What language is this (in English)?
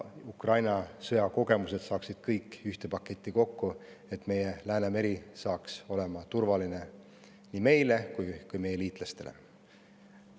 Estonian